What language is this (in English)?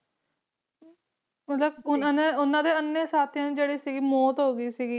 Punjabi